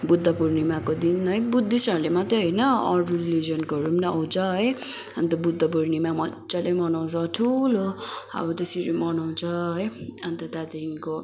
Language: Nepali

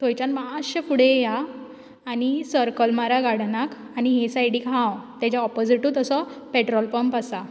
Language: Konkani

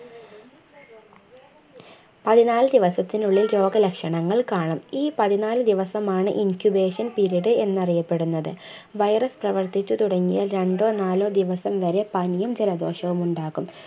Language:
Malayalam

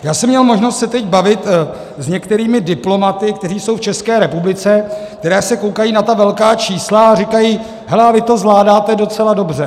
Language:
Czech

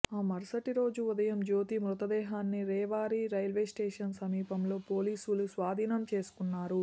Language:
Telugu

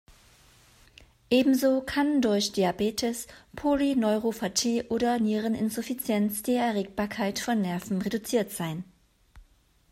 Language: German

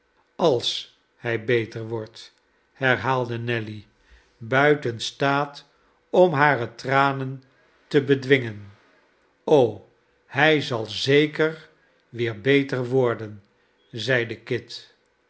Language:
Dutch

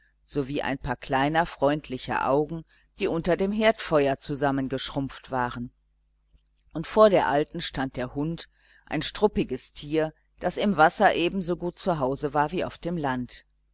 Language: German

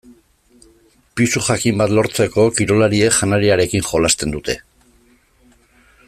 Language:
Basque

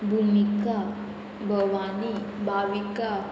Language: Konkani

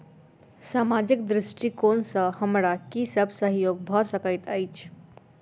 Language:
Maithili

